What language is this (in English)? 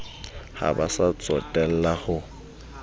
Southern Sotho